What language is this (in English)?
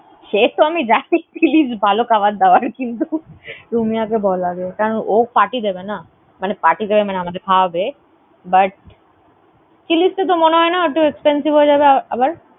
Bangla